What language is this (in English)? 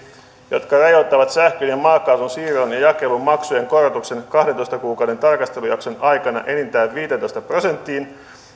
Finnish